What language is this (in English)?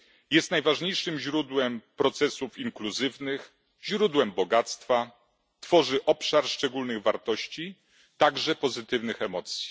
Polish